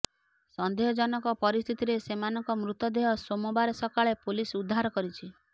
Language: Odia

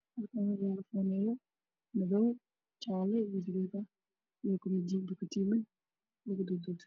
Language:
Somali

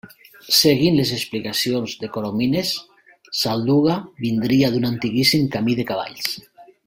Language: Catalan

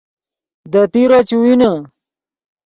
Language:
Yidgha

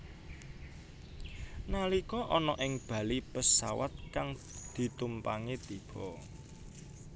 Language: Javanese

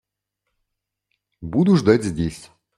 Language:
Russian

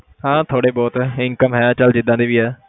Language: Punjabi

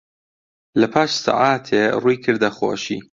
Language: Central Kurdish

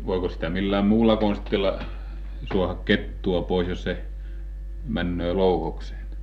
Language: Finnish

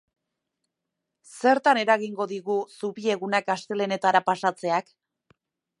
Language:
Basque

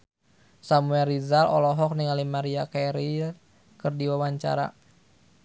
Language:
Sundanese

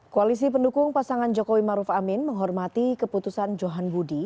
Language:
Indonesian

